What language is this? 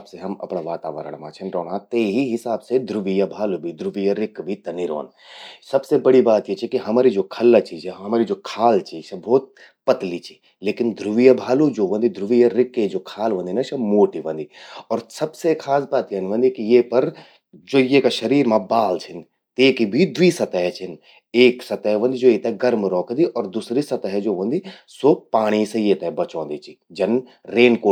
Garhwali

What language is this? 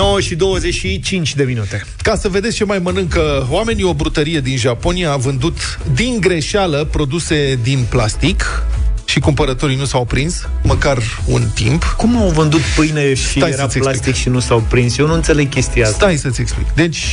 Romanian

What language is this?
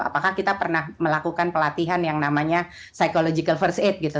Indonesian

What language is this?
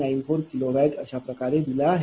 Marathi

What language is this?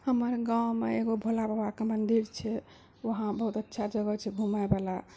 Maithili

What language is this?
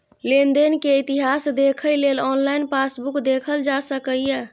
Maithili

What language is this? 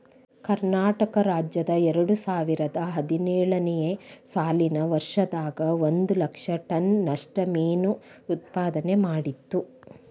Kannada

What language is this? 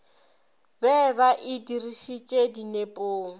Northern Sotho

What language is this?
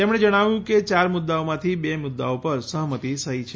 Gujarati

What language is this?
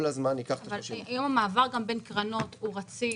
Hebrew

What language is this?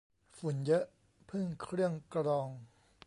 Thai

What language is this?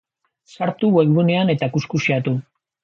Basque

